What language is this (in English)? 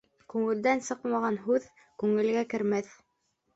Bashkir